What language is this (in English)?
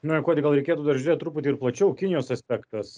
Lithuanian